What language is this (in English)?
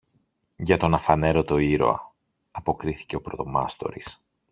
Greek